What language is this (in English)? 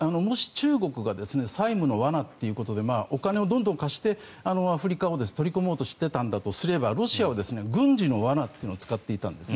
Japanese